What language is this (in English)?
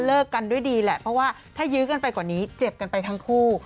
Thai